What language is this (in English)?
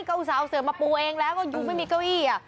Thai